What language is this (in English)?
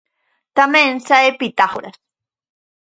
Galician